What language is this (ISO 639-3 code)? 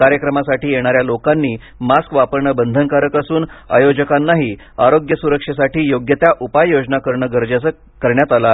mar